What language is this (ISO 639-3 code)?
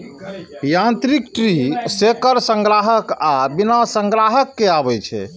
mai